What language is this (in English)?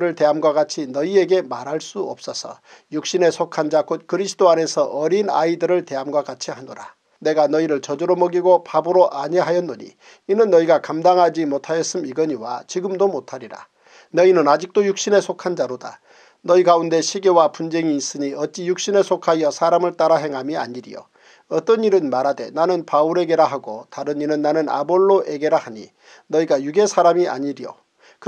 Korean